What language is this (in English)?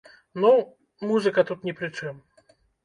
Belarusian